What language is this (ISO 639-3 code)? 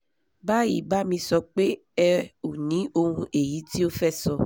yor